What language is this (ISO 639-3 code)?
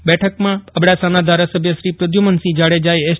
guj